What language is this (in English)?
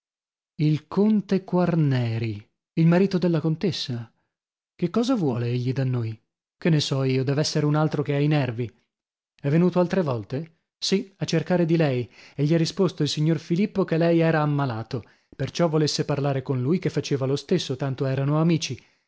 Italian